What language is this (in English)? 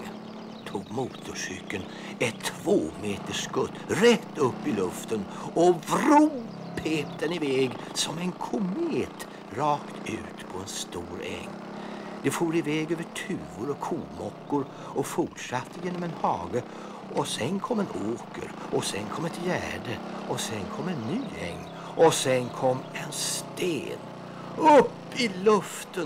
Swedish